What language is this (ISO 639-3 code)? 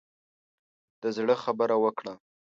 pus